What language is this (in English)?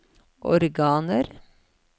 Norwegian